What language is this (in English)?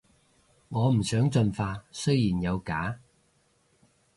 Cantonese